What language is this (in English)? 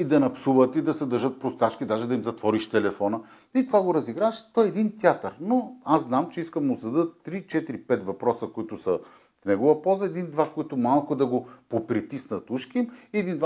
Bulgarian